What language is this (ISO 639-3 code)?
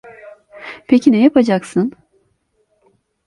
tur